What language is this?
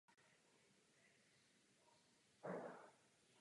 Czech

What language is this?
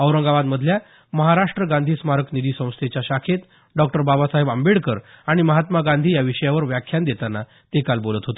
Marathi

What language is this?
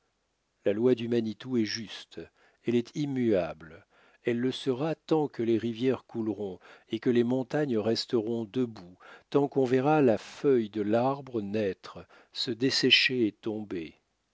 French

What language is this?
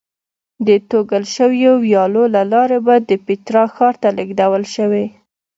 Pashto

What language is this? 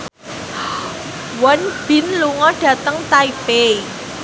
Javanese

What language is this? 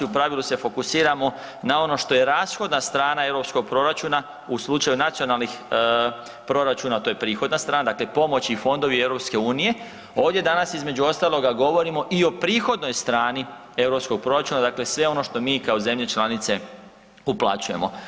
Croatian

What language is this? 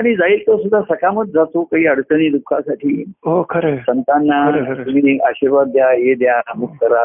Marathi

